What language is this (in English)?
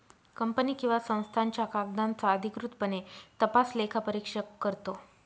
Marathi